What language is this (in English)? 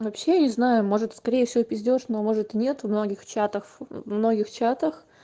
Russian